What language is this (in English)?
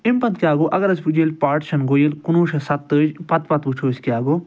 Kashmiri